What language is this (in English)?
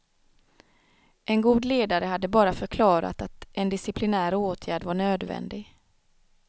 Swedish